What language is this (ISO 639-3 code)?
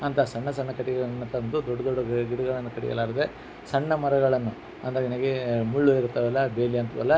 kan